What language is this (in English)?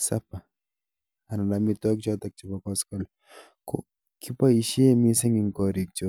Kalenjin